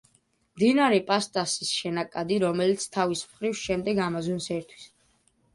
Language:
Georgian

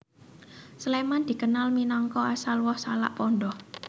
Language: Javanese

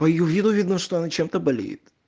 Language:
Russian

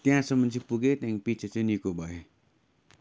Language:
Nepali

